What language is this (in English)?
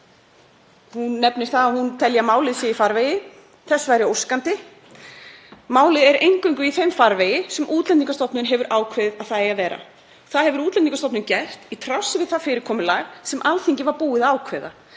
Icelandic